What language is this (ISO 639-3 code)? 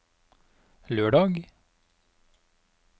nor